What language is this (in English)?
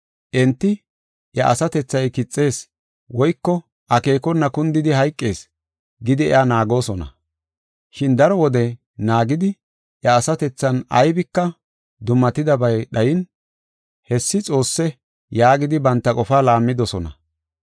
Gofa